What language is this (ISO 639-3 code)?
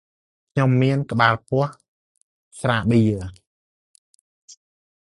khm